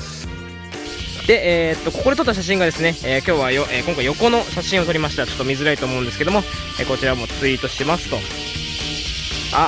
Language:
Japanese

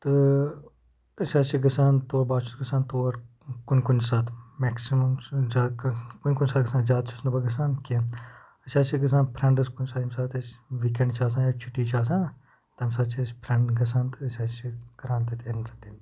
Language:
Kashmiri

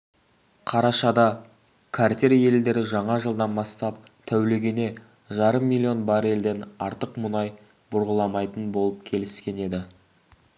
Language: Kazakh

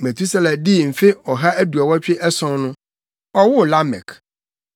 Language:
Akan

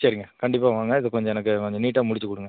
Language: Tamil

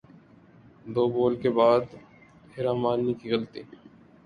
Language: Urdu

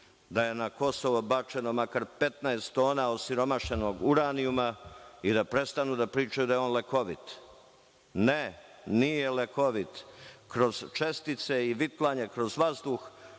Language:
Serbian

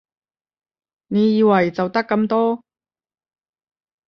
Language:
Cantonese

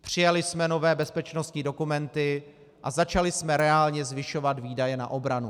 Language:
Czech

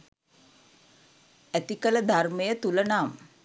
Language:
Sinhala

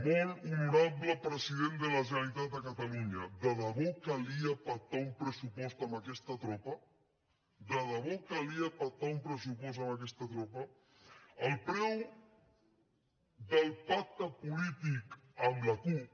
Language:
Catalan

